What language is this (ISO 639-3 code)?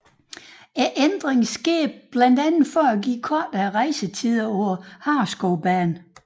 dan